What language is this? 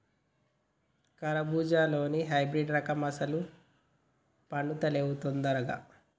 Telugu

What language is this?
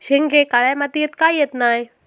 Marathi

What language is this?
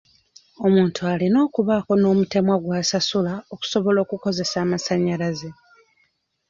Ganda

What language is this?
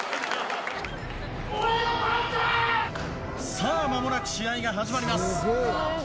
Japanese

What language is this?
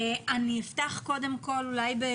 Hebrew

